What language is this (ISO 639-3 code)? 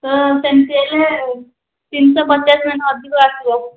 ori